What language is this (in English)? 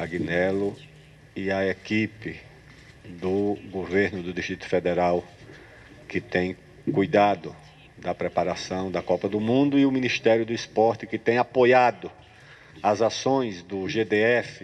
Portuguese